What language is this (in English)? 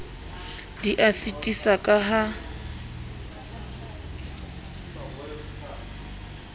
Southern Sotho